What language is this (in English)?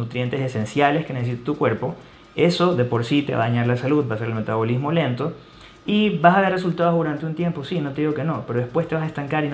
Spanish